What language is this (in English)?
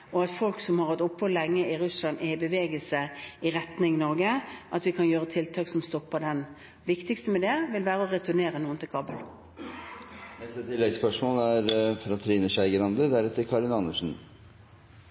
Norwegian Bokmål